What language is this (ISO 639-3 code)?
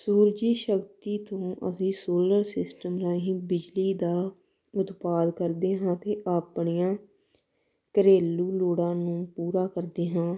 pan